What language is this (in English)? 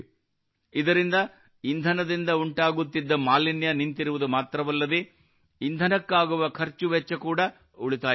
Kannada